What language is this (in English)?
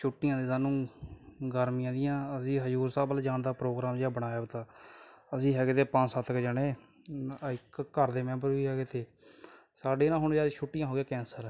Punjabi